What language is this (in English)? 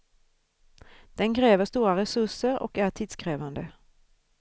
Swedish